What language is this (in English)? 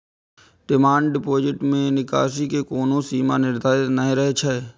Maithili